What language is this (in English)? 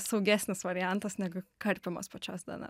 Lithuanian